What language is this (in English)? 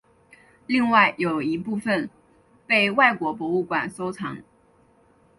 Chinese